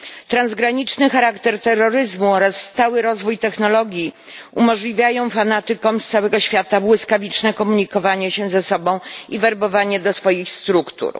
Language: Polish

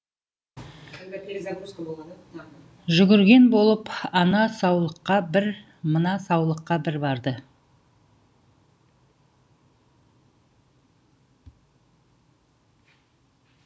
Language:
Kazakh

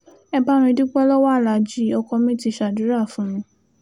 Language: Yoruba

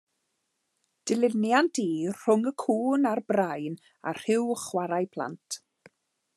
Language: Welsh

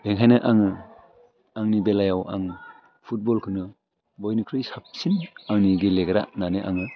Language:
Bodo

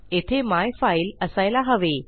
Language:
Marathi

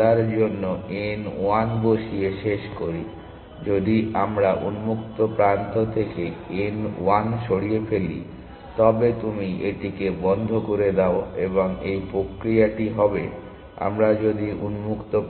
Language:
Bangla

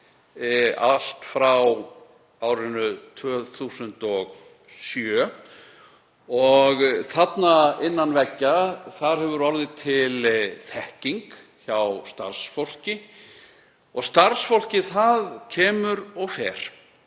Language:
Icelandic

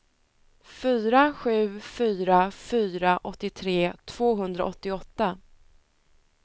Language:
Swedish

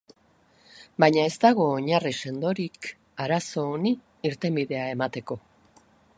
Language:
Basque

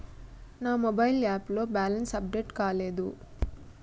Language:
Telugu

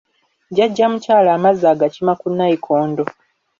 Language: Ganda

